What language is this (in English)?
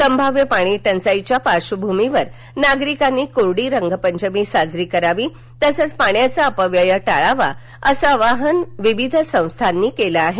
Marathi